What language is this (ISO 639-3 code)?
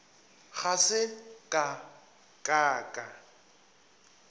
nso